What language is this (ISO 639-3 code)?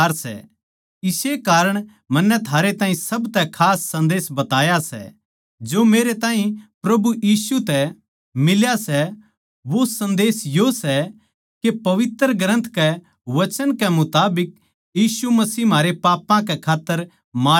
bgc